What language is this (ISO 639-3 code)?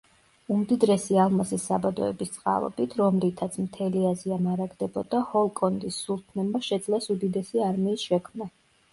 kat